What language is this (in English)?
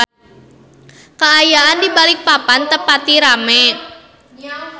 Sundanese